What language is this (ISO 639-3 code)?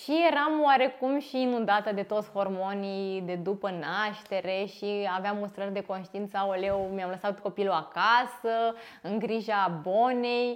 ron